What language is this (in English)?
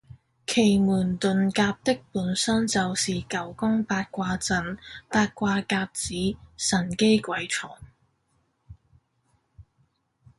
Cantonese